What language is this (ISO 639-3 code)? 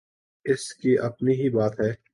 urd